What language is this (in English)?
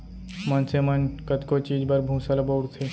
Chhattisgarhi